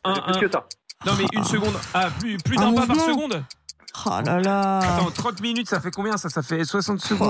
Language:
French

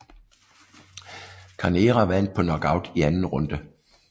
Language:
Danish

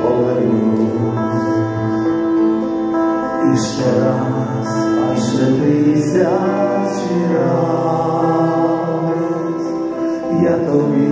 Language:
Ukrainian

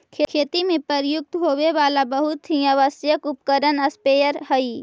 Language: Magahi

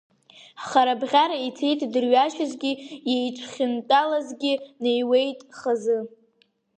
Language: Abkhazian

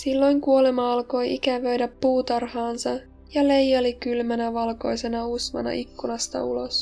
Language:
Finnish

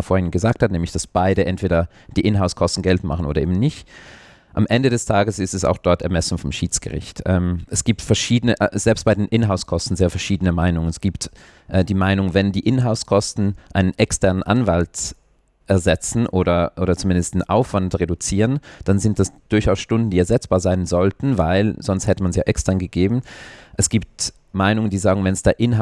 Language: German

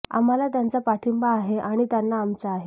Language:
Marathi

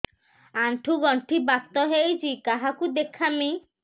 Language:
Odia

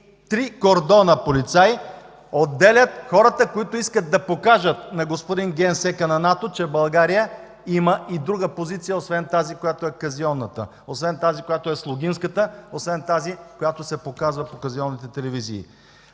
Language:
Bulgarian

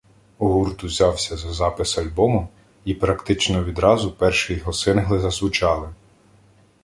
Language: Ukrainian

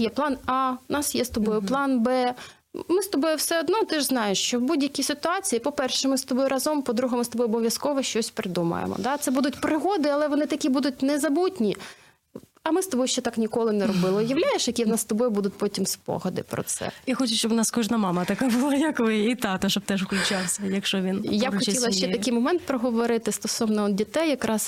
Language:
Ukrainian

